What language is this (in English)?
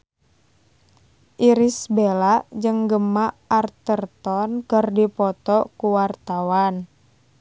Sundanese